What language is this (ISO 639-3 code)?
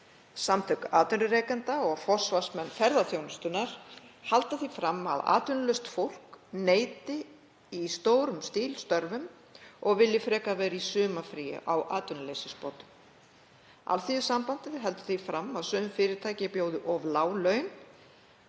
isl